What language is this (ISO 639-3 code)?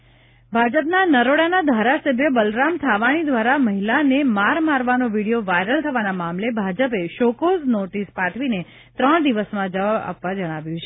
guj